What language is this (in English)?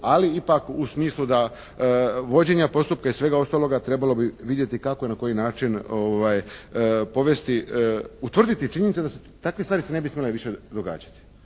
Croatian